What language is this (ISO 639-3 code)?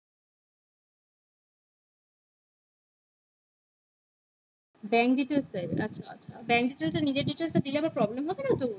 ben